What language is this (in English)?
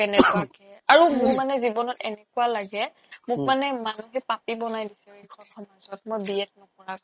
Assamese